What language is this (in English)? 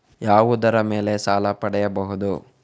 Kannada